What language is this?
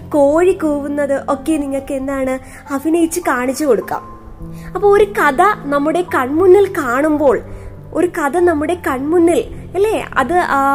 Malayalam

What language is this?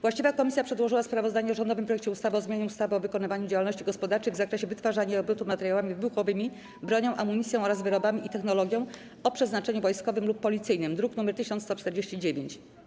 Polish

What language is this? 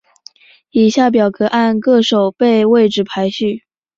Chinese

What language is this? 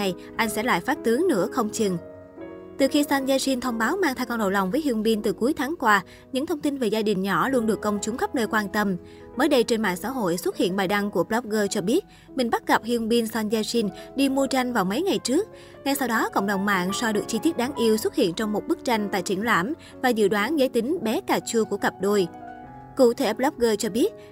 Vietnamese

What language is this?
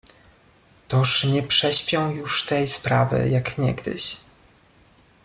Polish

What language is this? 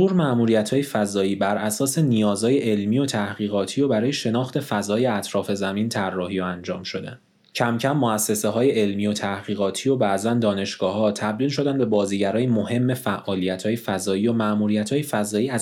Persian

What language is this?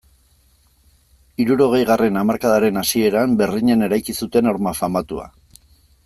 Basque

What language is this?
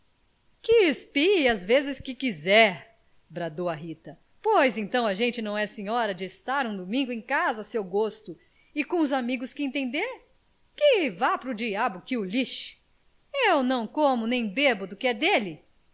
Portuguese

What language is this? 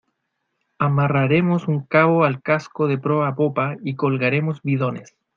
Spanish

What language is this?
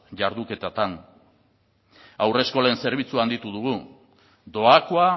Basque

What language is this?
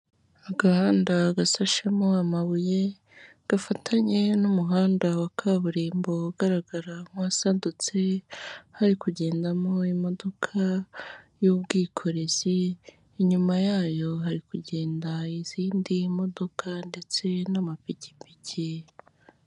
Kinyarwanda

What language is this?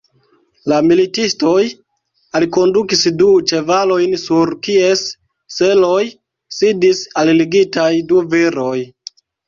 Esperanto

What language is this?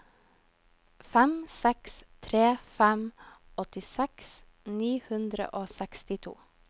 Norwegian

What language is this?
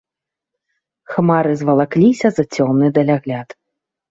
Belarusian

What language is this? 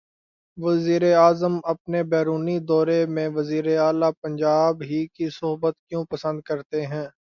Urdu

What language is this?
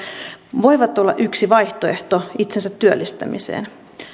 Finnish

